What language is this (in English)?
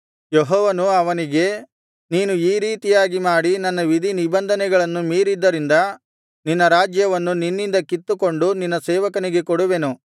Kannada